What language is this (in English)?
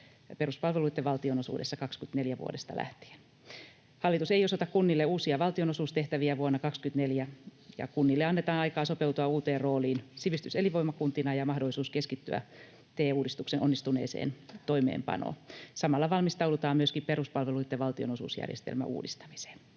Finnish